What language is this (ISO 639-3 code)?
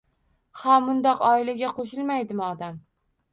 uzb